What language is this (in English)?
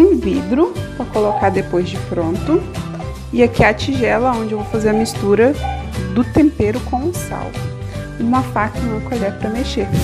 Portuguese